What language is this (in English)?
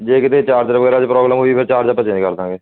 Punjabi